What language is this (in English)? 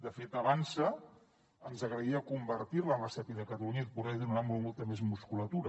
Catalan